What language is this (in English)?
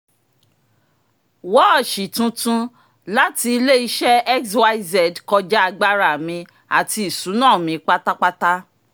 Yoruba